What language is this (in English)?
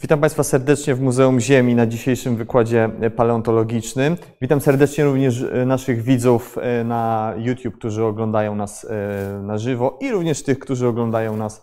Polish